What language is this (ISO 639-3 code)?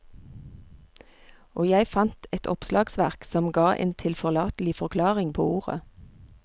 nor